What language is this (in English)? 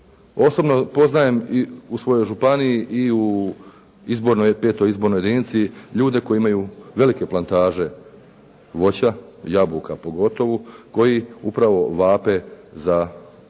Croatian